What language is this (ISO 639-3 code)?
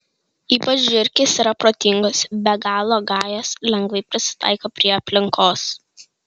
lit